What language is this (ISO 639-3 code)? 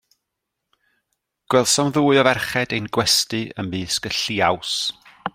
cym